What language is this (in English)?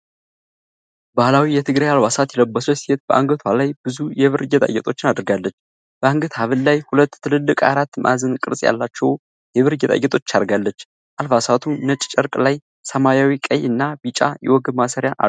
Amharic